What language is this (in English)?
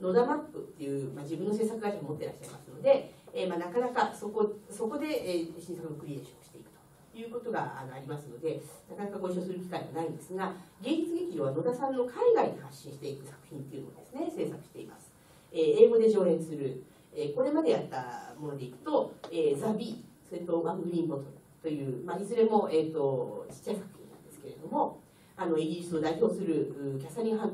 Japanese